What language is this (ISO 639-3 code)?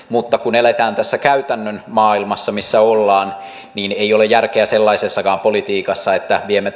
fin